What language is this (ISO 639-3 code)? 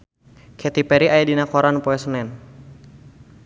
sun